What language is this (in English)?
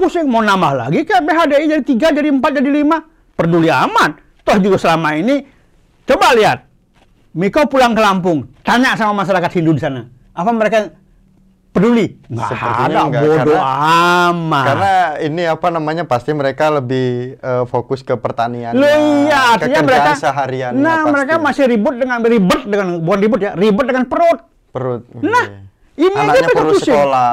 Indonesian